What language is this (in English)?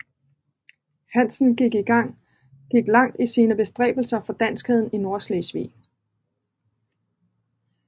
Danish